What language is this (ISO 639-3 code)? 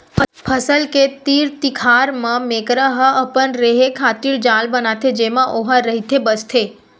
hne